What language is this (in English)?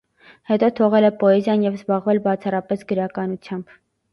Armenian